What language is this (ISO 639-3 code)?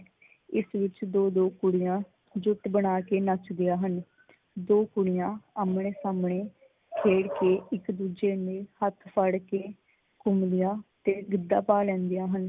pan